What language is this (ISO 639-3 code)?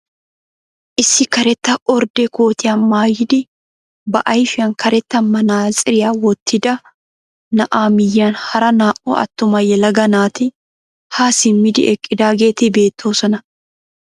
wal